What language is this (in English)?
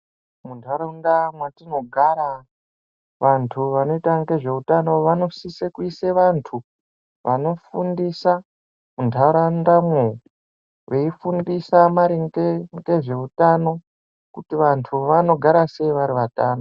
Ndau